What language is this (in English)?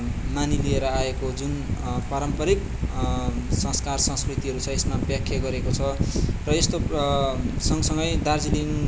Nepali